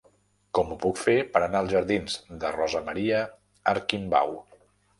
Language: Catalan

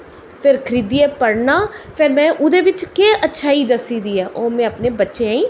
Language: Dogri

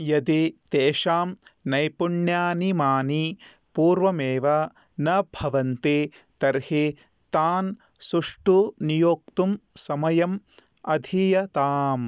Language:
Sanskrit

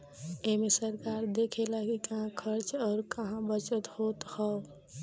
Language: Bhojpuri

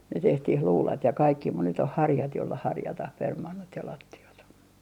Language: Finnish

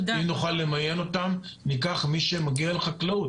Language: Hebrew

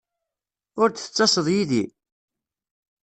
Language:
Kabyle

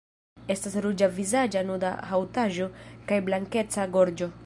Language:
Esperanto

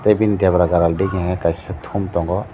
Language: Kok Borok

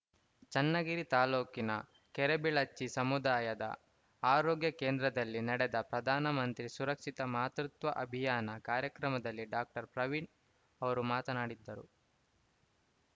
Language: Kannada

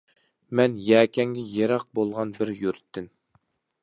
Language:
Uyghur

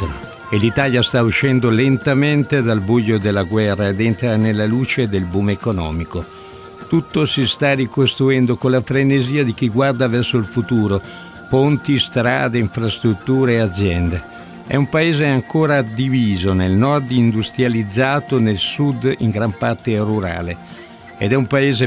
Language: Italian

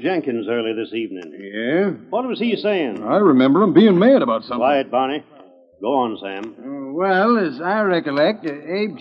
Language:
English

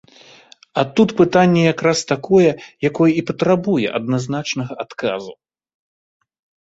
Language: Belarusian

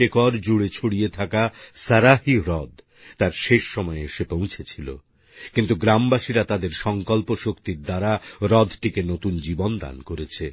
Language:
Bangla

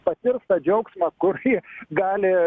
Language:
Lithuanian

